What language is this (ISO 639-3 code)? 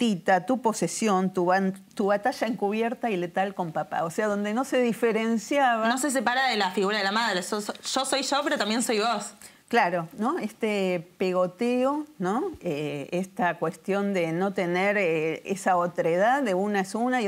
spa